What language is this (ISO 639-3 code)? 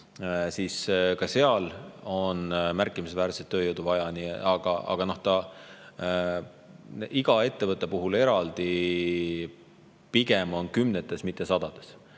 est